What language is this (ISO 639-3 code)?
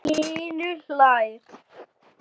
isl